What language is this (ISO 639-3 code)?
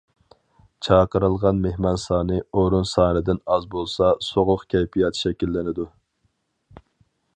uig